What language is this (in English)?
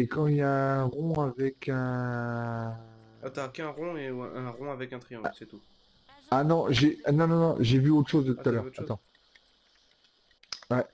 French